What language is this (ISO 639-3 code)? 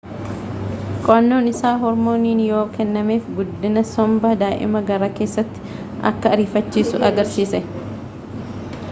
orm